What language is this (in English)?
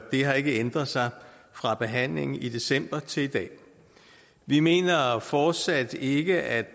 Danish